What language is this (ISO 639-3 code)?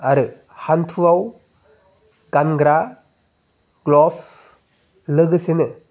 brx